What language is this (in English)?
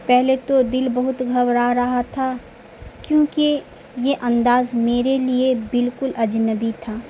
Urdu